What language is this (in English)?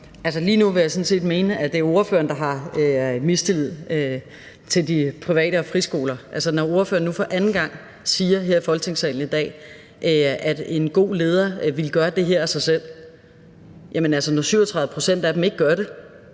Danish